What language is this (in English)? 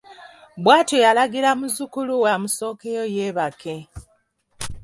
Ganda